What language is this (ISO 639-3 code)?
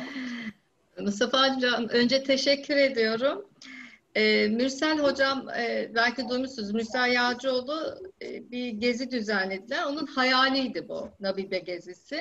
tur